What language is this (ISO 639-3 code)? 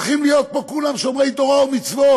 heb